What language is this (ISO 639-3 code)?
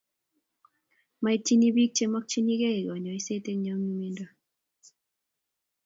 kln